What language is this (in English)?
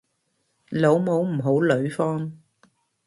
Cantonese